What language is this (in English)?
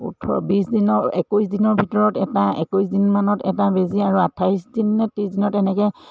Assamese